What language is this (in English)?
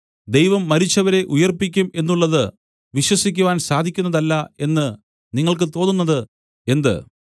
Malayalam